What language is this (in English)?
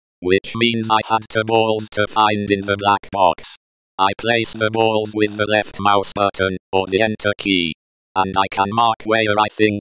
English